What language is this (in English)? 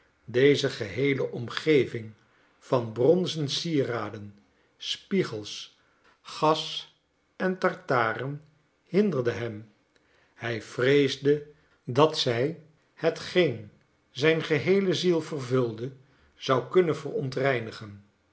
Dutch